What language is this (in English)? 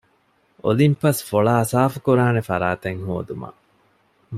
Divehi